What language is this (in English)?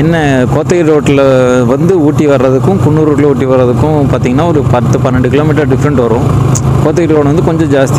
Romanian